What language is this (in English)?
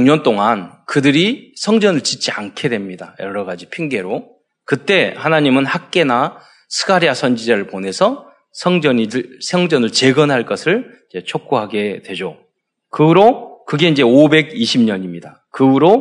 Korean